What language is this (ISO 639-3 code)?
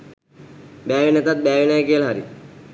sin